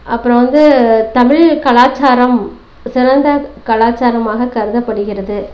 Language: Tamil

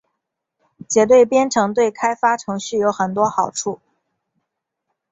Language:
Chinese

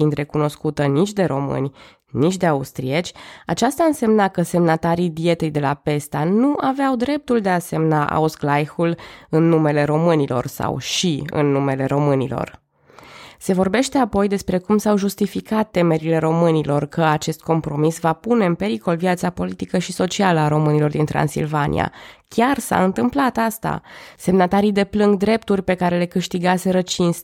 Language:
Romanian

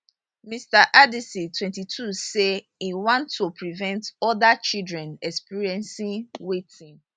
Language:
Nigerian Pidgin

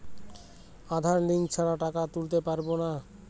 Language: Bangla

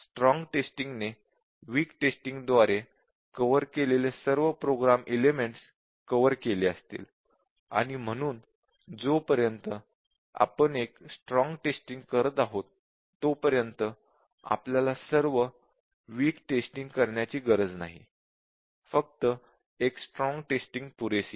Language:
Marathi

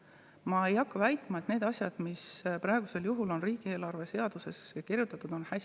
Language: Estonian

